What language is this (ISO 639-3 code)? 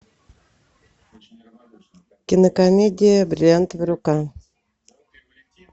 rus